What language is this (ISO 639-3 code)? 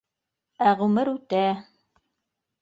bak